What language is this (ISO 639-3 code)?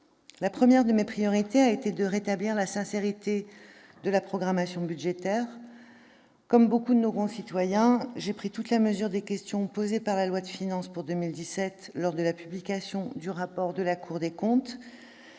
fra